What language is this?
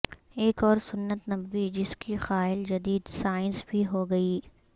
Urdu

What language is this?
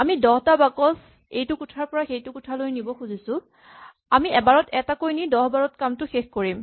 Assamese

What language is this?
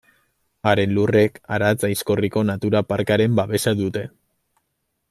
Basque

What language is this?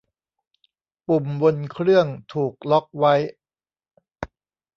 Thai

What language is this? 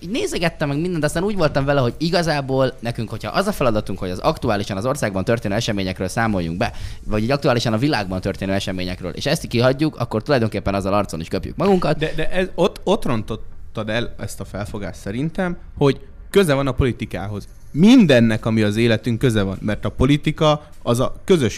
Hungarian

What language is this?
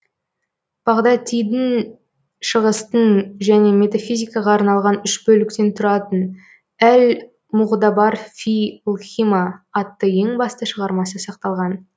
Kazakh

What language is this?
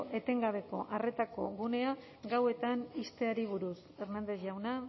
Basque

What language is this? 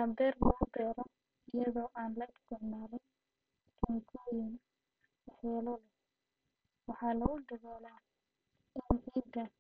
Somali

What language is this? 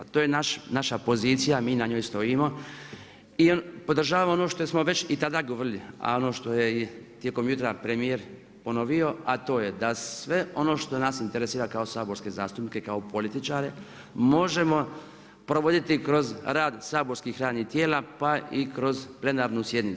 Croatian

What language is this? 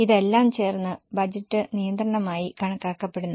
Malayalam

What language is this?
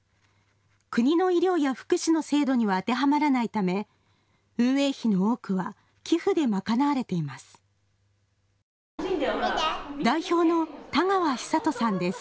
Japanese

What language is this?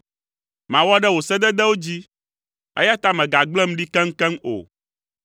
Ewe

